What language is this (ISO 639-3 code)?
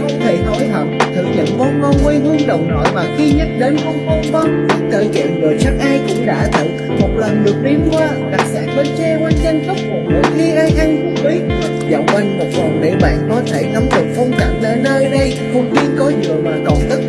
vie